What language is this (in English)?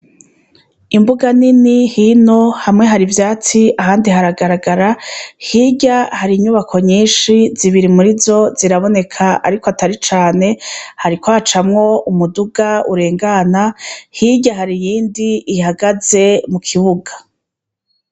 Rundi